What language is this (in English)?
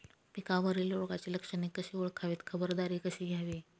Marathi